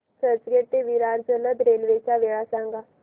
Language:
Marathi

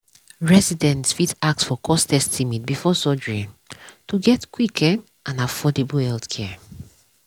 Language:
Nigerian Pidgin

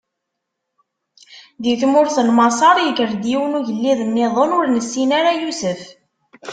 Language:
Kabyle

